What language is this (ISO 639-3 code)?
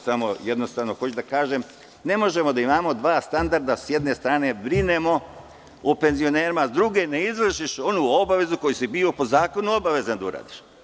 srp